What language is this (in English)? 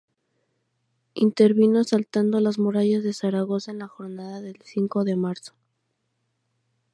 Spanish